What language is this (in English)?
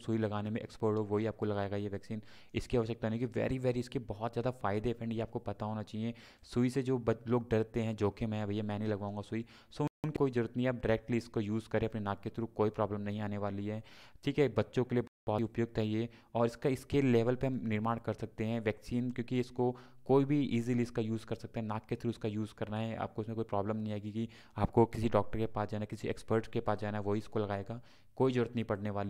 Hindi